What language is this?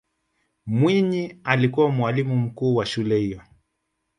Swahili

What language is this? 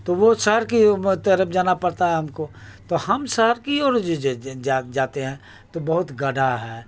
Urdu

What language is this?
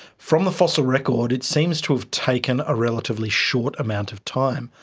English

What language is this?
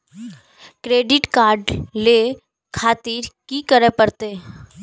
Maithili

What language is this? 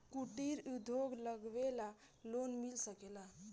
Bhojpuri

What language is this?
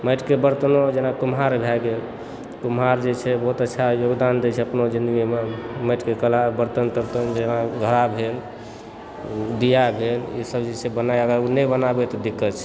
Maithili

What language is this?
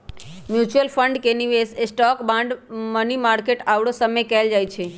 Magahi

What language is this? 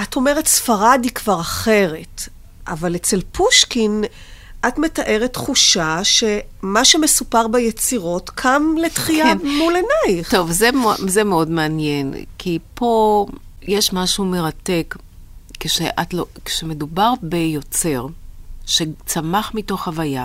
Hebrew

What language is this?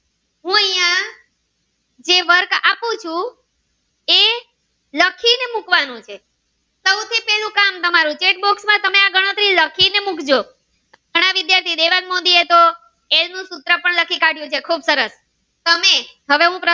Gujarati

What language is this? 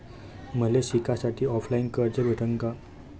Marathi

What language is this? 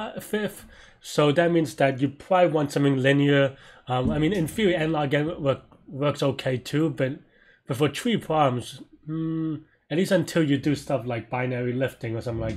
English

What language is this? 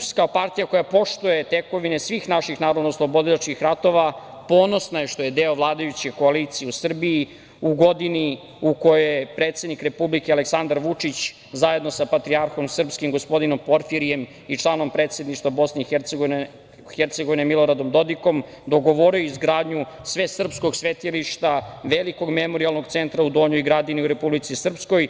Serbian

